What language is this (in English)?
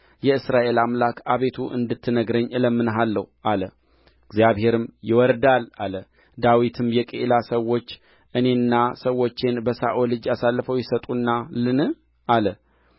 Amharic